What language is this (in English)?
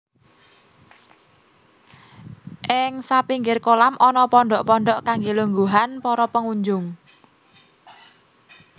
Javanese